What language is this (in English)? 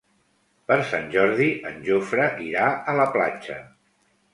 Catalan